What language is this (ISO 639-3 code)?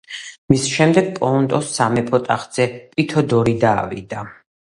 kat